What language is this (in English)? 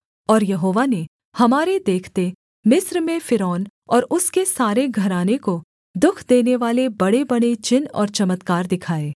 Hindi